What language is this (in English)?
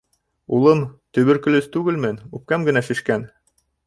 Bashkir